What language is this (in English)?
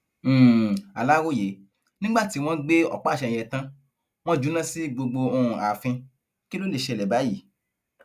Yoruba